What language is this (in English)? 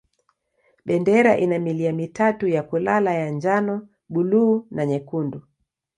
Swahili